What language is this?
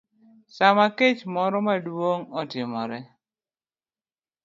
Luo (Kenya and Tanzania)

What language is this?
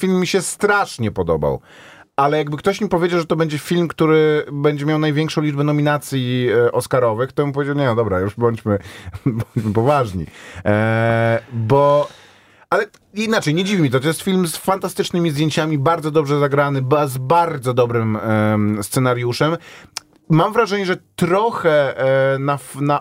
Polish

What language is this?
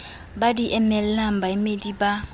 Southern Sotho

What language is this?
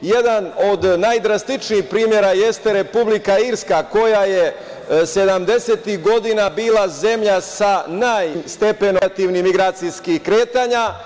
Serbian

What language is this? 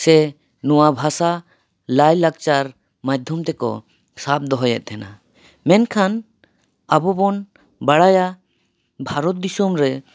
Santali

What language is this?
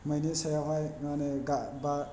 Bodo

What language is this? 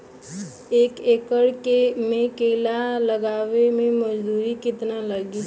Bhojpuri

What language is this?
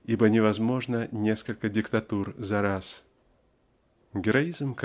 Russian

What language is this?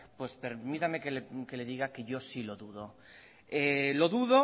Spanish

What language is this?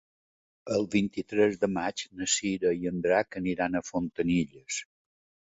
Catalan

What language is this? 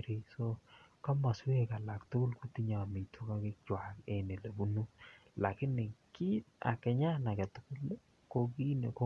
Kalenjin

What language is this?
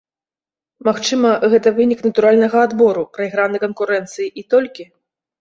Belarusian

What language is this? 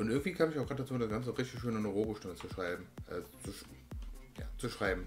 German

